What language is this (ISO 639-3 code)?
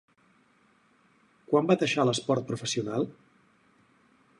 cat